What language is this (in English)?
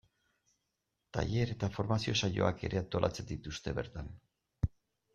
Basque